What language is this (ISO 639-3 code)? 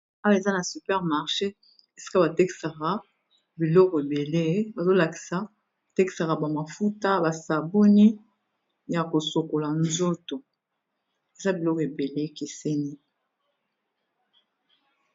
lin